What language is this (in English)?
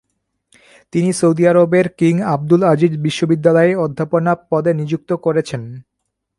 Bangla